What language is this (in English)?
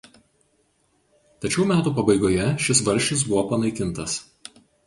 Lithuanian